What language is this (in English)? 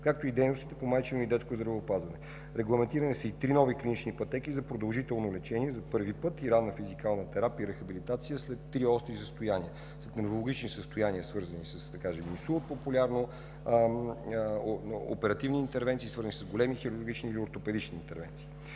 Bulgarian